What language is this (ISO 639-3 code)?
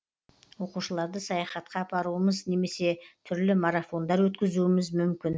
kaz